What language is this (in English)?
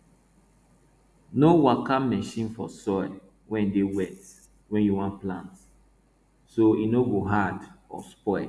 Nigerian Pidgin